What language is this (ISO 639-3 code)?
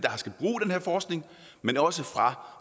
dan